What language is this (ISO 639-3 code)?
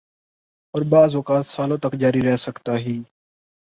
urd